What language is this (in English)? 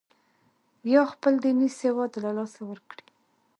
Pashto